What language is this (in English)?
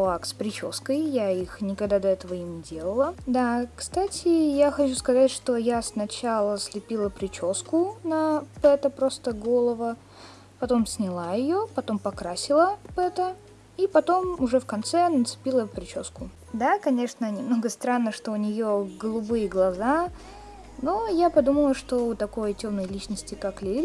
Russian